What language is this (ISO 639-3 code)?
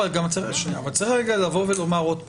heb